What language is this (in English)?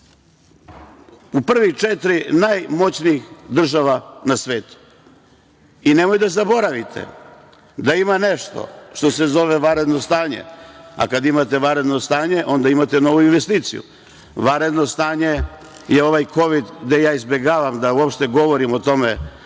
Serbian